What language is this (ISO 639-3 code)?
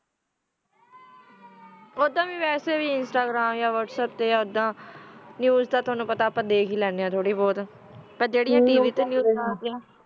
pan